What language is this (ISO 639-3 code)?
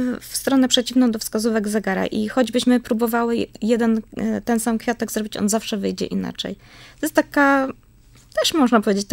pol